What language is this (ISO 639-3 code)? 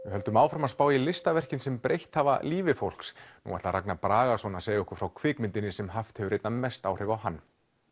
isl